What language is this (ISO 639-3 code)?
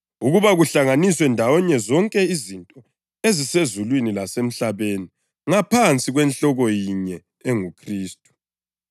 nde